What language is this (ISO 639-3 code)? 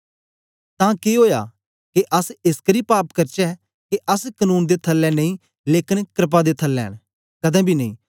doi